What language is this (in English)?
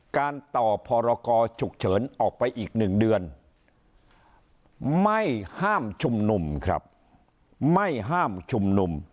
Thai